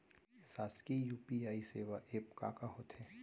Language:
Chhattisgarhi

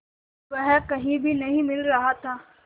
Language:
Hindi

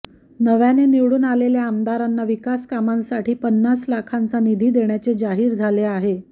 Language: Marathi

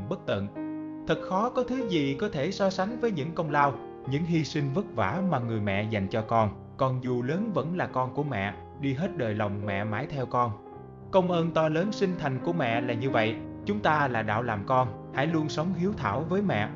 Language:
Vietnamese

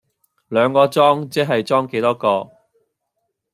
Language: Cantonese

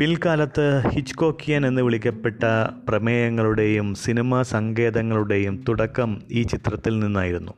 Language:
Malayalam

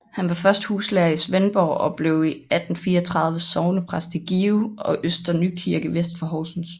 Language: Danish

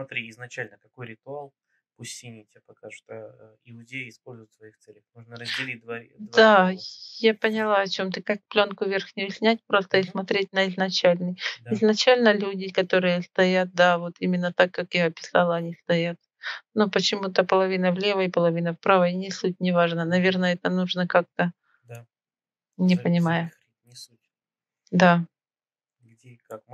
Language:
Russian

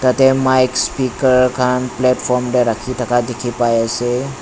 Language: Naga Pidgin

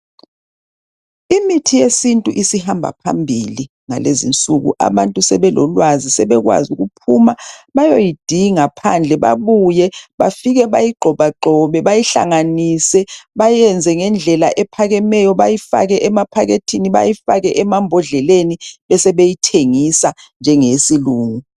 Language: North Ndebele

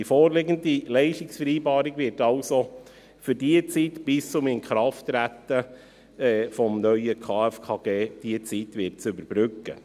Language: Swiss German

